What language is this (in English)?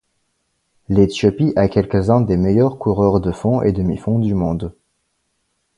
French